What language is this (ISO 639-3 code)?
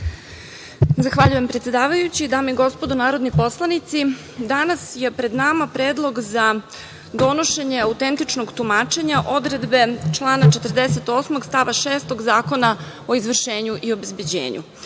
srp